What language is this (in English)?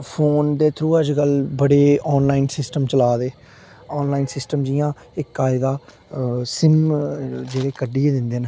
Dogri